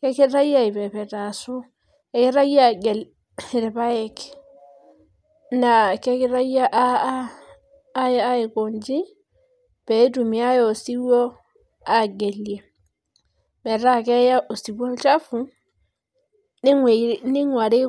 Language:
Masai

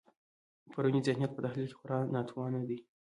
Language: Pashto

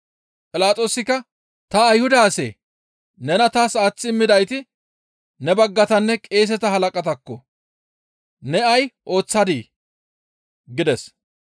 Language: Gamo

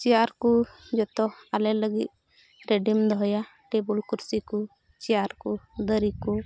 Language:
Santali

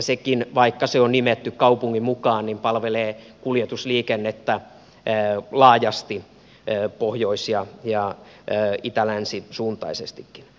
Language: Finnish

